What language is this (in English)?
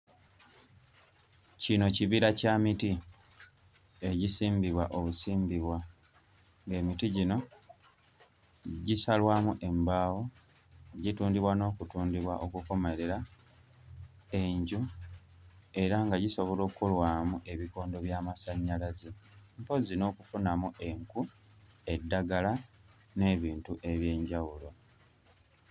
Ganda